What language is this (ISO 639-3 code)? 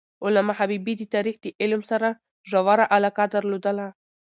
pus